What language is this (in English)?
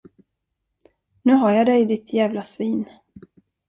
Swedish